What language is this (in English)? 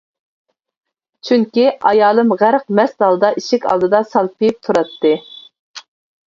Uyghur